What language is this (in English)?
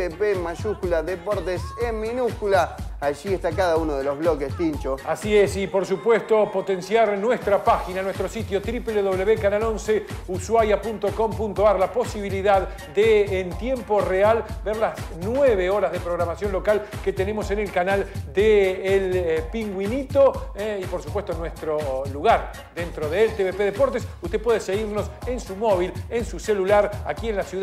Spanish